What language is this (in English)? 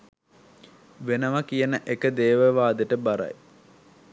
Sinhala